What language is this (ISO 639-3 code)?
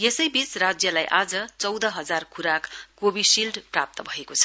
nep